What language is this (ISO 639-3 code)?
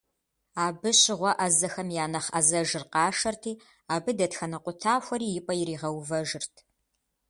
kbd